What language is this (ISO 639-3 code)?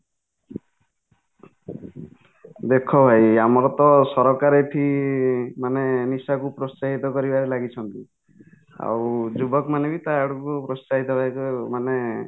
ori